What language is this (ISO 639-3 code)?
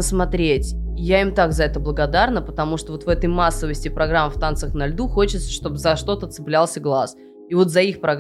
rus